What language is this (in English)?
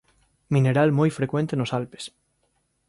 Galician